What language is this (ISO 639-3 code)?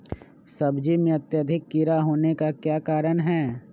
mag